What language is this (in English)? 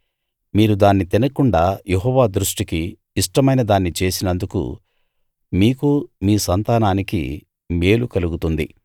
Telugu